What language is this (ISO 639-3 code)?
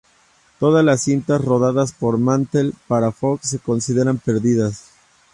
spa